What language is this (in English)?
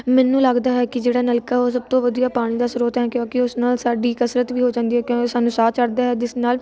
Punjabi